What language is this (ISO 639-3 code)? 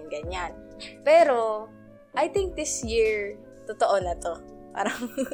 fil